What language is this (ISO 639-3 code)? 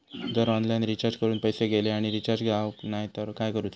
mar